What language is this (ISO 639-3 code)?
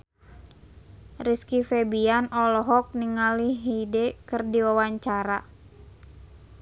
sun